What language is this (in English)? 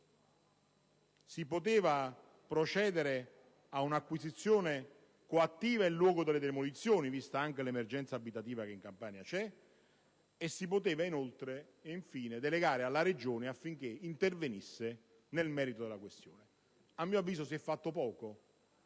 Italian